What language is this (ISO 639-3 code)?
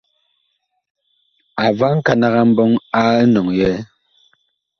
bkh